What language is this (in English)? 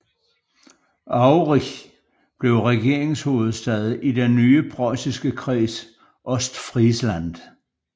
Danish